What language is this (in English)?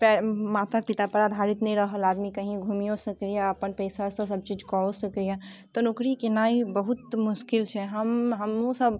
Maithili